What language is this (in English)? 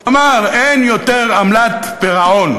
Hebrew